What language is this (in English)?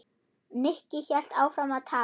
Icelandic